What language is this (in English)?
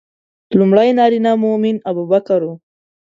Pashto